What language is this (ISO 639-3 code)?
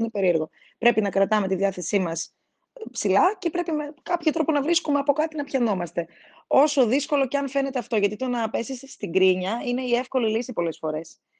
ell